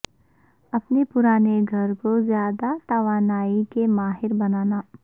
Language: Urdu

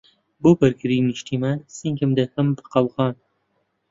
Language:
Central Kurdish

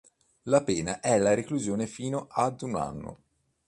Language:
Italian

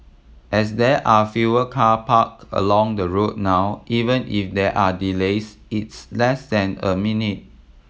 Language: English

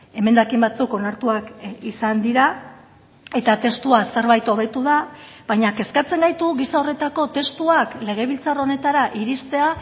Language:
Basque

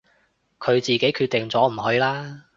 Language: Cantonese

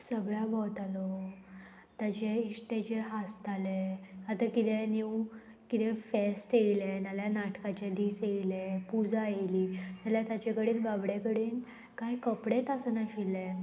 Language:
Konkani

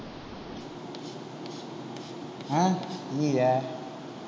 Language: Tamil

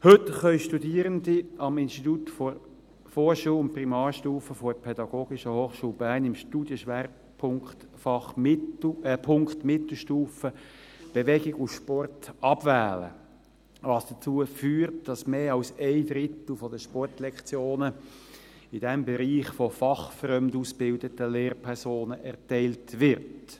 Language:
Swiss German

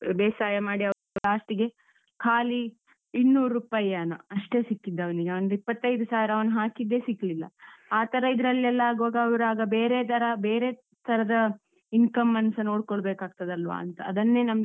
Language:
Kannada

